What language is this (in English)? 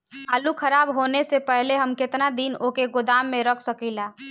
Bhojpuri